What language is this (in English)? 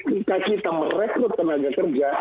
Indonesian